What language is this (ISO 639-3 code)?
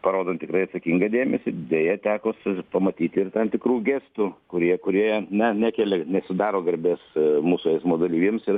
lit